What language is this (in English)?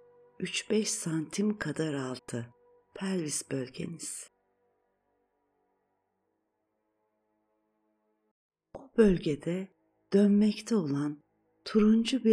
Turkish